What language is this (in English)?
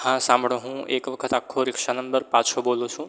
Gujarati